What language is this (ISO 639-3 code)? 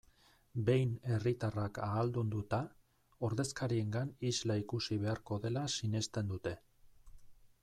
eus